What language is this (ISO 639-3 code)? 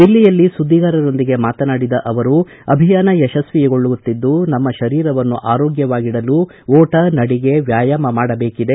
kan